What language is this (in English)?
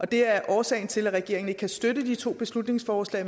Danish